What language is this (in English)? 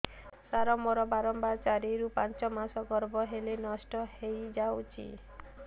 Odia